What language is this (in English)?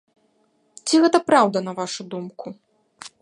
Belarusian